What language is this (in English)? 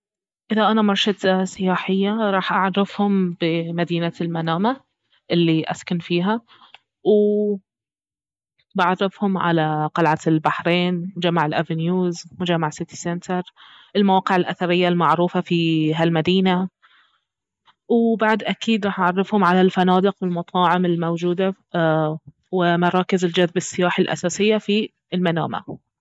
Baharna Arabic